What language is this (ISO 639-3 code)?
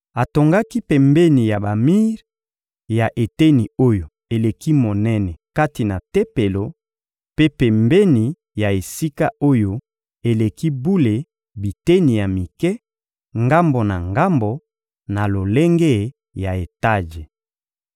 lin